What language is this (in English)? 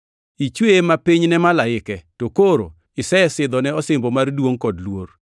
Luo (Kenya and Tanzania)